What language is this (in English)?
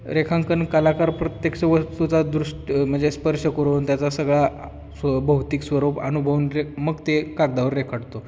Marathi